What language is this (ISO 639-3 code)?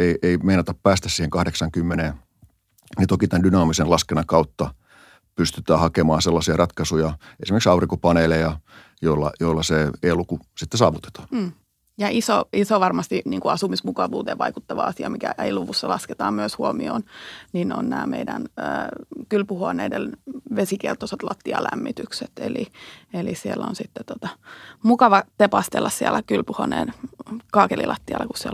fin